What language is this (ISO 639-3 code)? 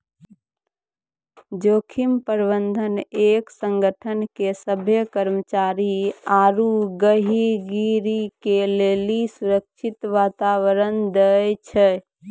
mai